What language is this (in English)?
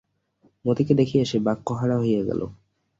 Bangla